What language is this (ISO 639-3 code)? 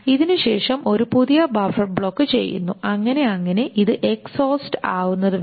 mal